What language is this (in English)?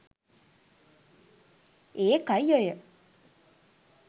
Sinhala